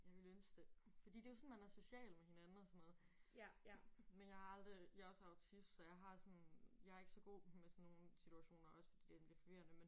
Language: Danish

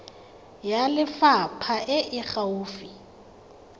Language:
Tswana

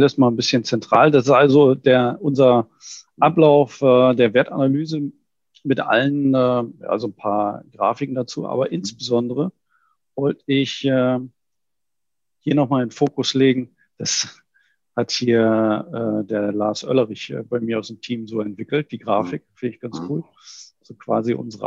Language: German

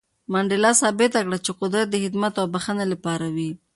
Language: Pashto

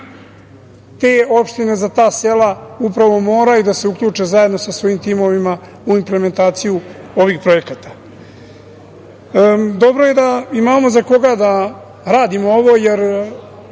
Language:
Serbian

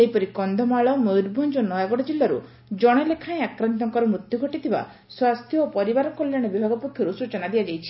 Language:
Odia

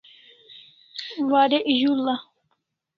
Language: Kalasha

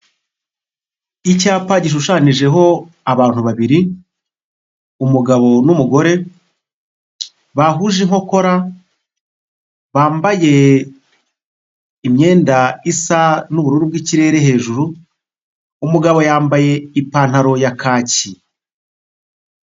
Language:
Kinyarwanda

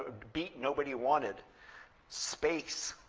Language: English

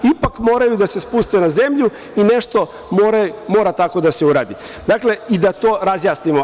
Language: Serbian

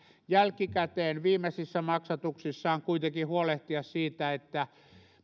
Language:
Finnish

